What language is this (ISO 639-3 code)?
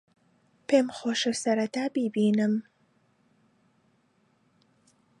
ckb